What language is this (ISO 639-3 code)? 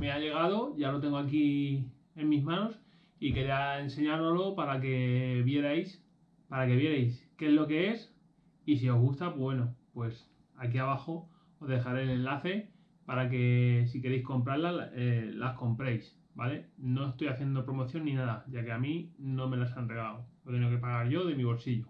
spa